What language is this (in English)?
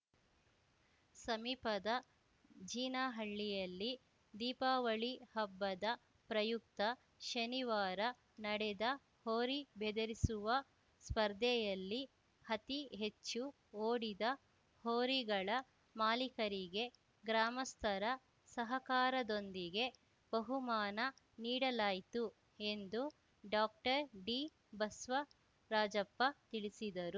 Kannada